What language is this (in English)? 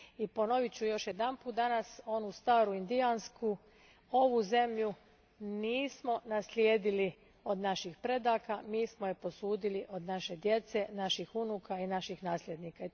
Croatian